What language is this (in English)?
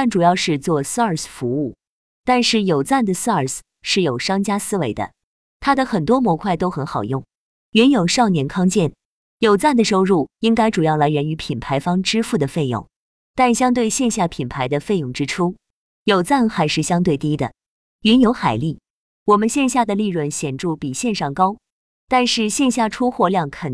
Chinese